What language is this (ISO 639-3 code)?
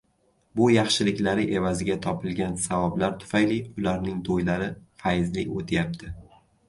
uzb